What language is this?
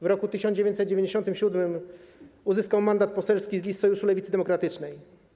Polish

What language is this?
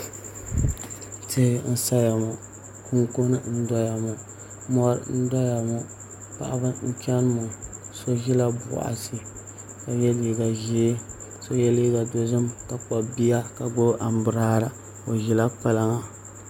Dagbani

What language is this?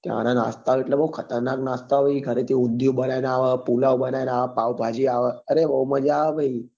Gujarati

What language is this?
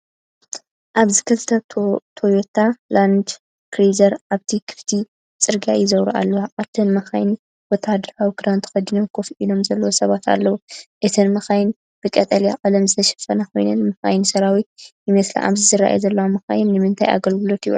Tigrinya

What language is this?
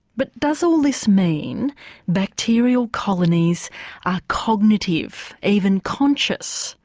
English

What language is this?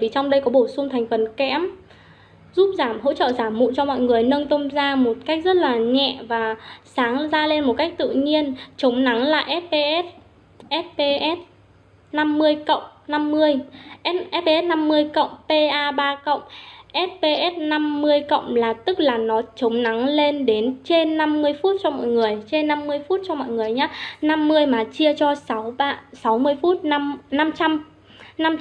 Vietnamese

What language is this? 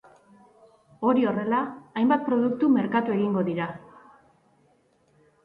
Basque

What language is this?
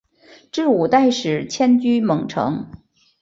Chinese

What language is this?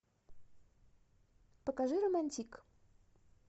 Russian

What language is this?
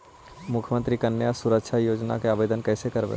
Magahi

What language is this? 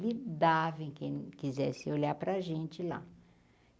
Portuguese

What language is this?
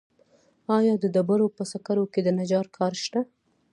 Pashto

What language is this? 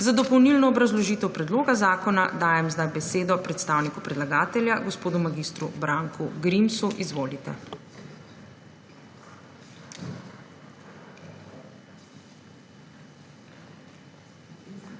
Slovenian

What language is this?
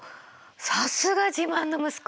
Japanese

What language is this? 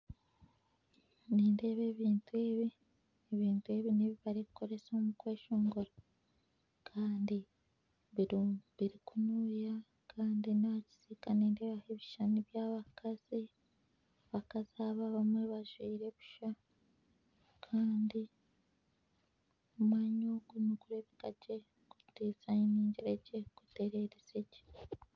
Nyankole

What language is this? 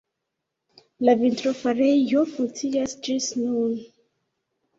Esperanto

